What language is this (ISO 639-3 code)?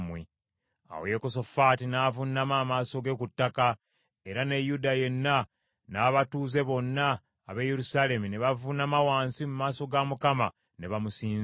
lug